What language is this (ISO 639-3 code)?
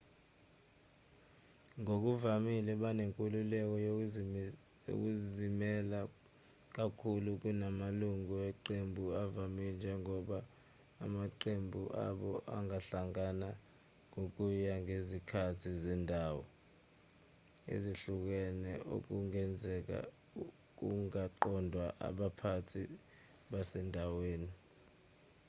zul